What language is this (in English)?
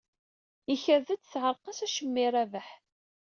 Kabyle